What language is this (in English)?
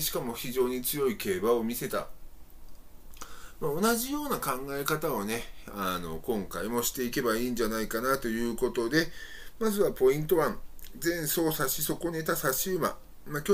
Japanese